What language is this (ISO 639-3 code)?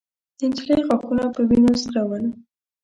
pus